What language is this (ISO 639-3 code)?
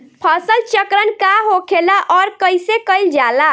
bho